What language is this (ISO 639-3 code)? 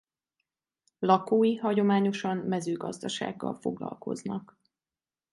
hun